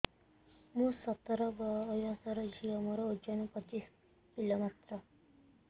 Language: Odia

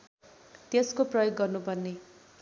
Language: Nepali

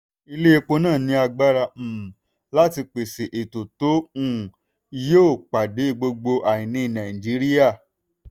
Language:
Yoruba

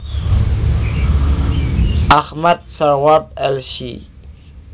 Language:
Javanese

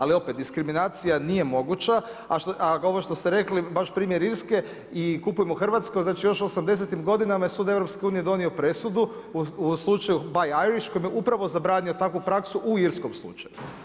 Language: Croatian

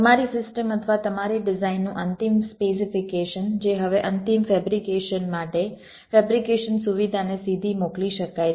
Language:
Gujarati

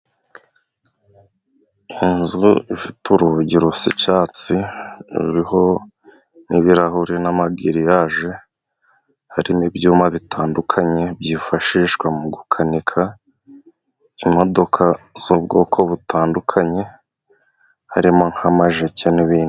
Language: Kinyarwanda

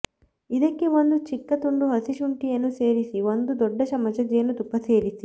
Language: Kannada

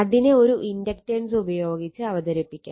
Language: Malayalam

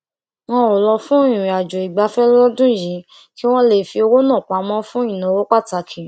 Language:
Yoruba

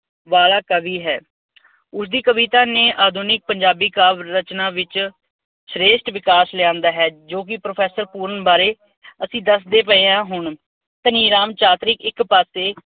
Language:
Punjabi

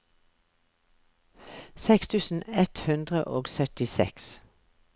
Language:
Norwegian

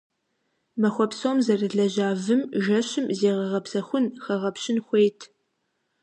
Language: Kabardian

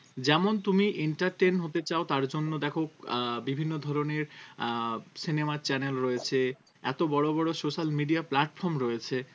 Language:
Bangla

